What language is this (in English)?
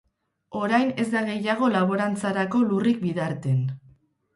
Basque